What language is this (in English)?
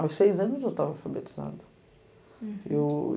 Portuguese